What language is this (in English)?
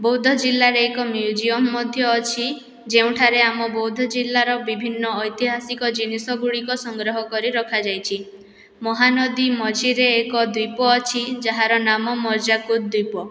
Odia